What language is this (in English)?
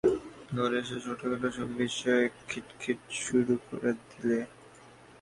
Bangla